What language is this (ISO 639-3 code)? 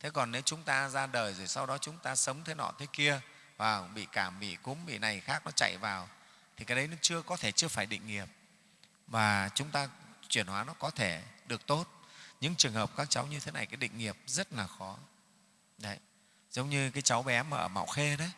vie